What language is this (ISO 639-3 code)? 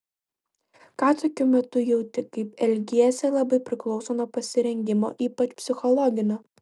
lit